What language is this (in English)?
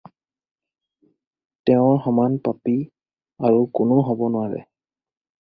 Assamese